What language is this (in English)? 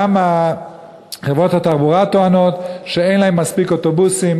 Hebrew